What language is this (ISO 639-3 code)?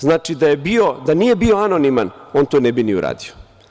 srp